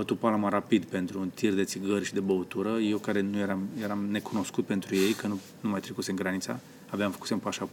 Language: Romanian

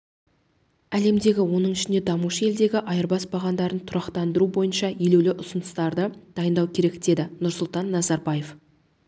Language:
Kazakh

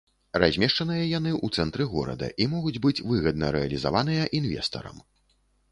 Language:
Belarusian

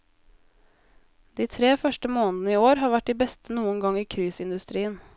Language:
Norwegian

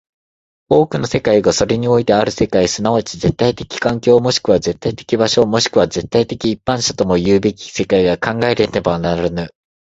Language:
Japanese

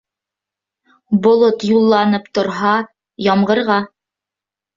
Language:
Bashkir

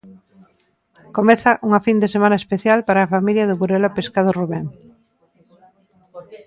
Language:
Galician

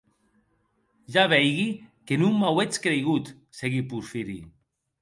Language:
Occitan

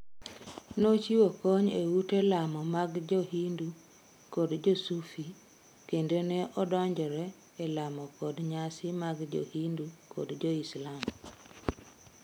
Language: Luo (Kenya and Tanzania)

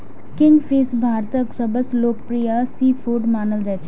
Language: Maithili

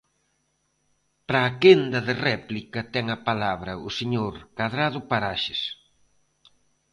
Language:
Galician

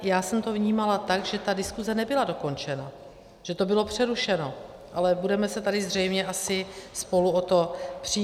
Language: Czech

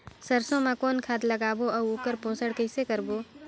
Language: Chhattisgarhi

